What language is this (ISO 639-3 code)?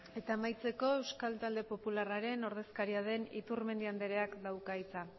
eus